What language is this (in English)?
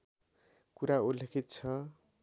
Nepali